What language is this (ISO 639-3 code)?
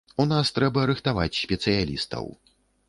bel